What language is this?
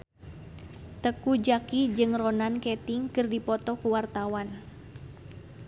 Sundanese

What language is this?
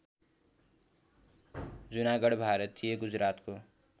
Nepali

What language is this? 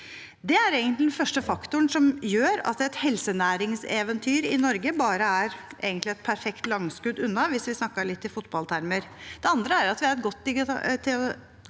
Norwegian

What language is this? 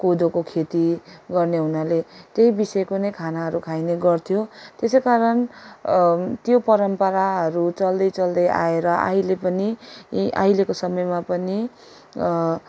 Nepali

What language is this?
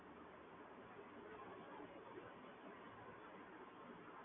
Gujarati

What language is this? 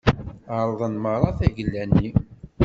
Kabyle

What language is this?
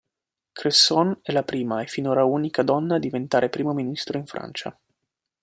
Italian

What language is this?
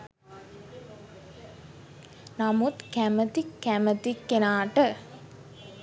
Sinhala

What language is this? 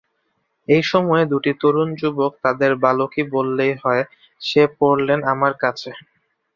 Bangla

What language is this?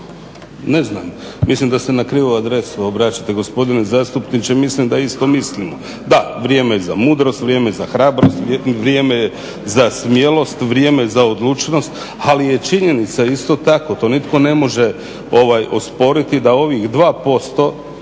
Croatian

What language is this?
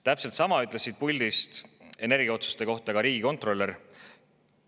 Estonian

